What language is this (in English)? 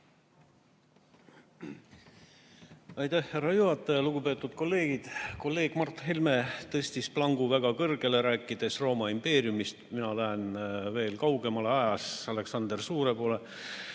Estonian